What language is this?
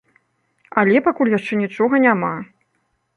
Belarusian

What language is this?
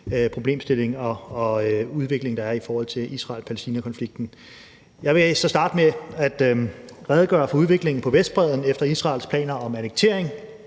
Danish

